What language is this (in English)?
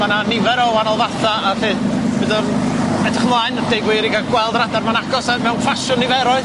Welsh